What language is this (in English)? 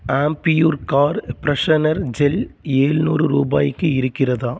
Tamil